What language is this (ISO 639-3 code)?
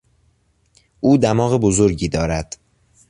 fas